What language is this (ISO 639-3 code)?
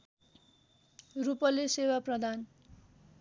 nep